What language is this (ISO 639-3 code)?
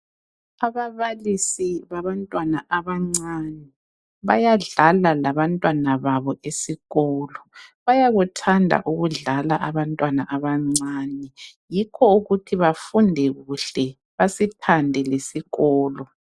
nde